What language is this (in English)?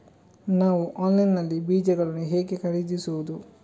Kannada